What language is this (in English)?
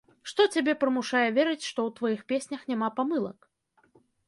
Belarusian